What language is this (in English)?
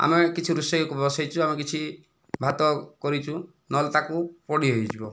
Odia